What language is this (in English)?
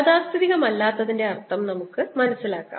Malayalam